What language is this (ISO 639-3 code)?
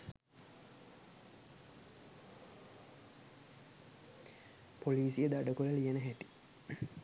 sin